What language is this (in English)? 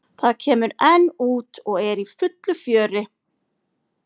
Icelandic